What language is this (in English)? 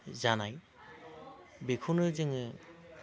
Bodo